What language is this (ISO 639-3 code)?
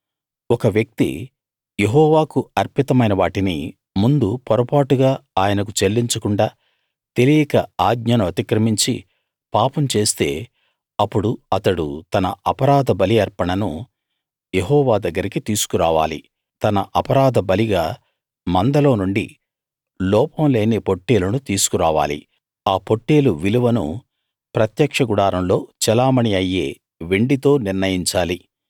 tel